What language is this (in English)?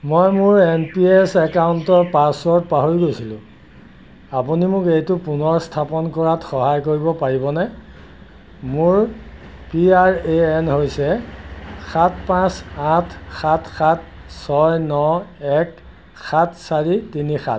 Assamese